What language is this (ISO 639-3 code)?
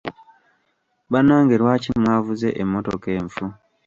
lug